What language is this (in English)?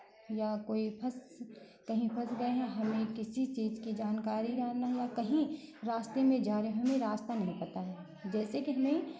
Hindi